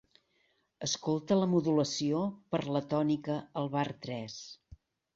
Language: Catalan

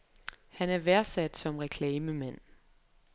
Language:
Danish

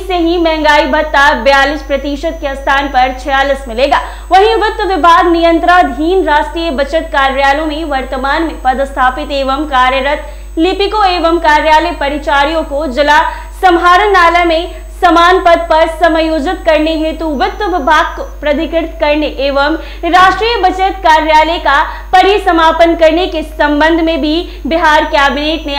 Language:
Hindi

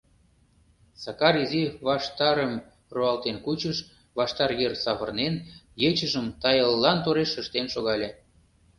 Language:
Mari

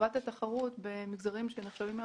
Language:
Hebrew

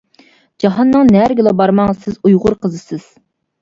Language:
Uyghur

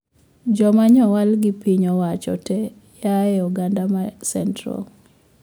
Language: Luo (Kenya and Tanzania)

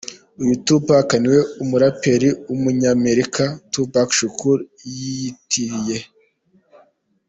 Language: Kinyarwanda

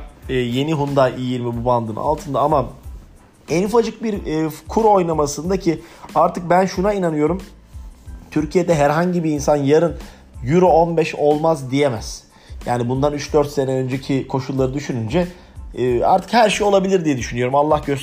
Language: Turkish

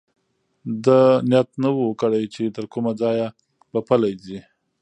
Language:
Pashto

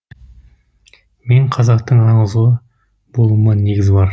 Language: Kazakh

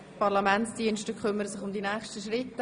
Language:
Swiss German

